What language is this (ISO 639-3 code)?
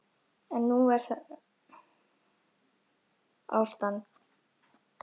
isl